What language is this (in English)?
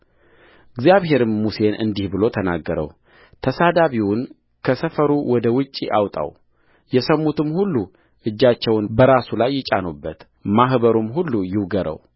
Amharic